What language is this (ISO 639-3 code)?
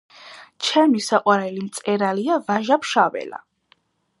kat